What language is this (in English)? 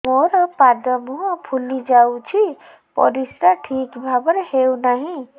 Odia